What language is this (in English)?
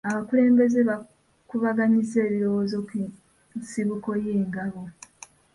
Ganda